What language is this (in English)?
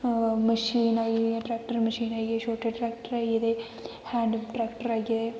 Dogri